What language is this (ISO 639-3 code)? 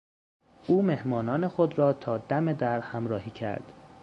fas